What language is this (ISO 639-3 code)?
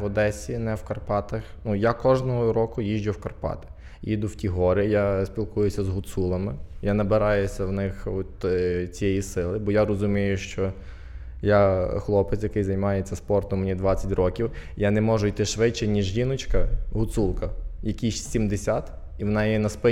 ukr